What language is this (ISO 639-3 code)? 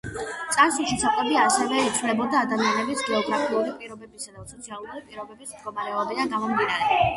kat